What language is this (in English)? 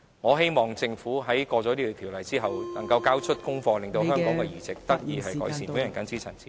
Cantonese